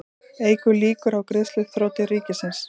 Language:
Icelandic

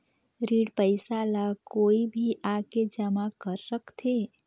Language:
Chhattisgarhi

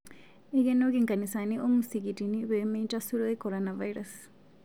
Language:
Masai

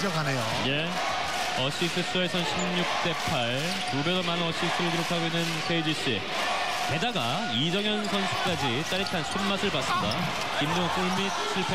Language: Korean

